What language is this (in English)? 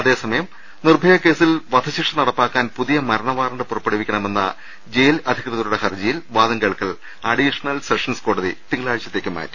Malayalam